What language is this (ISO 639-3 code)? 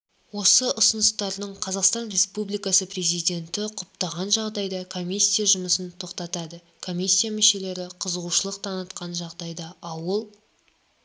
kaz